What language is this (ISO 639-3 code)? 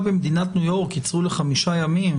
heb